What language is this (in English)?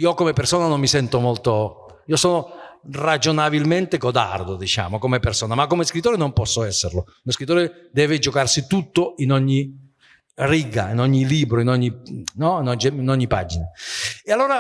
Italian